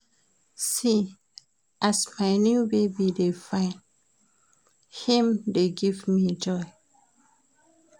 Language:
Nigerian Pidgin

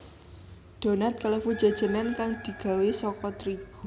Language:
Javanese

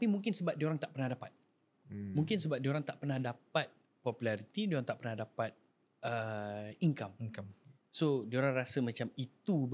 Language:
Malay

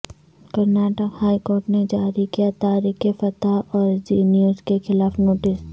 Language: Urdu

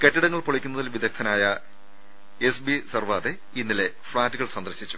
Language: Malayalam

